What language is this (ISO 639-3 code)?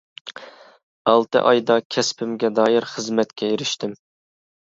uig